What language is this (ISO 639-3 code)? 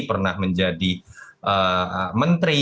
ind